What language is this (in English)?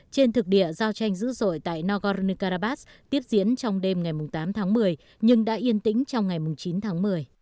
Vietnamese